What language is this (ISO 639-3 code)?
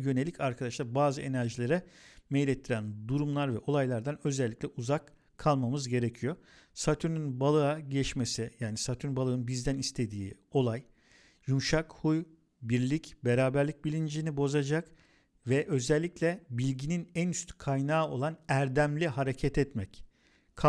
tur